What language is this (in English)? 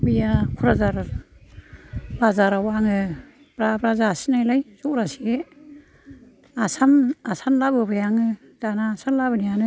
Bodo